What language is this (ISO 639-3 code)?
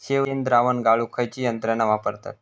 mar